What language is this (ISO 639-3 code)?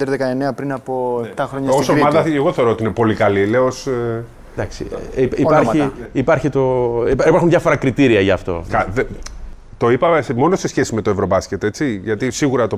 ell